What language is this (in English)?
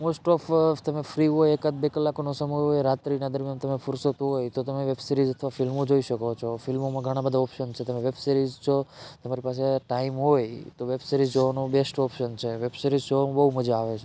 Gujarati